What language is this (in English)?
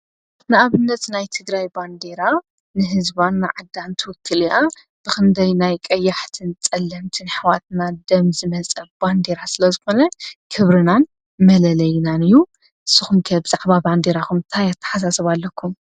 Tigrinya